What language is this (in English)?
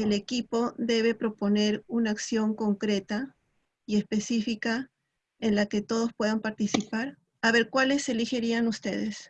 Spanish